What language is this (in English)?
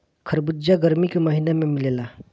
Bhojpuri